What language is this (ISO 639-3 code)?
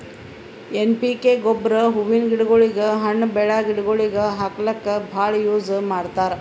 kan